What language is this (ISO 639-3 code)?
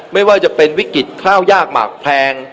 tha